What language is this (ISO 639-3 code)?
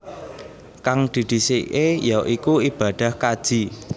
jav